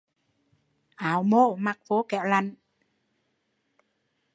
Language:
Vietnamese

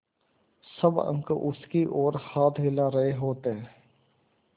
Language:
Hindi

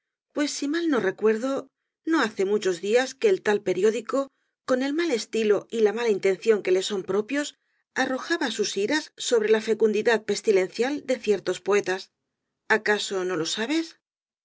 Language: Spanish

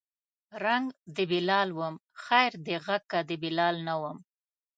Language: Pashto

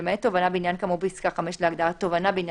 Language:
Hebrew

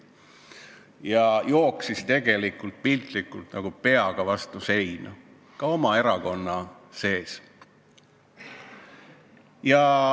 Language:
Estonian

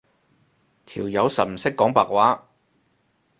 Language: Cantonese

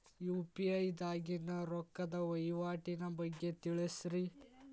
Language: Kannada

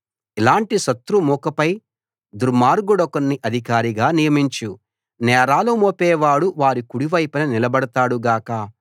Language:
Telugu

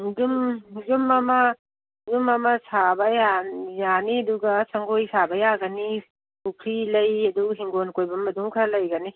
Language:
Manipuri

